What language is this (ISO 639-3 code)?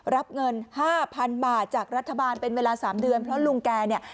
tha